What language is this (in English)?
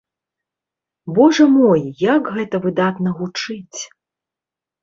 Belarusian